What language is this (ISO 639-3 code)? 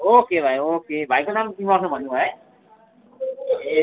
nep